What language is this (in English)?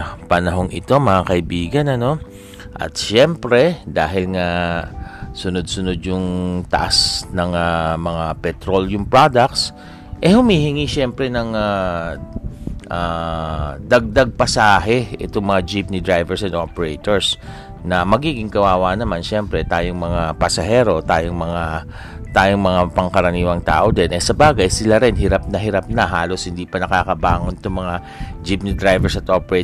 Filipino